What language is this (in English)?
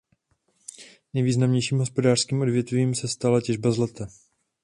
Czech